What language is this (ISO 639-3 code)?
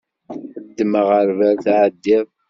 kab